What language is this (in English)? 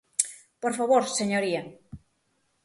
Galician